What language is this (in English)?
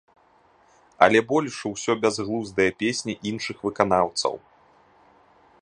Belarusian